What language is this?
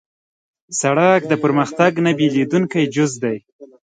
Pashto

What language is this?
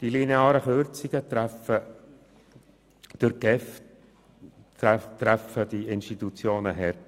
Swiss German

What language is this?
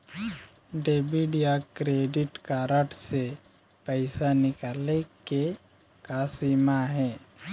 Chhattisgarhi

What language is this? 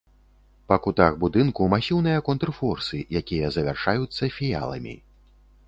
Belarusian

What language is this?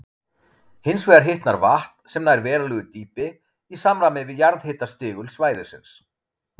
Icelandic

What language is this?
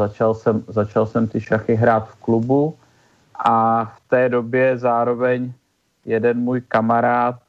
Czech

